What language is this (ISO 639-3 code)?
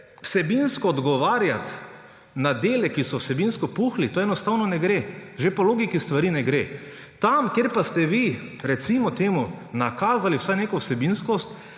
slv